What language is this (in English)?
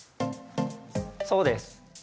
Japanese